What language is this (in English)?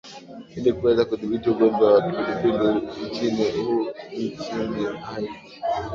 Swahili